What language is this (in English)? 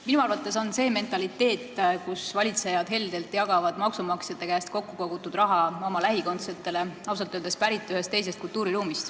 Estonian